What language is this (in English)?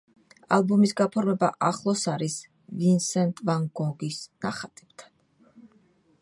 Georgian